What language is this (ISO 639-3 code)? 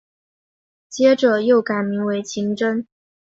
zho